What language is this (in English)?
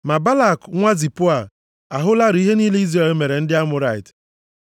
Igbo